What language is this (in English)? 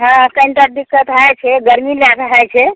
Maithili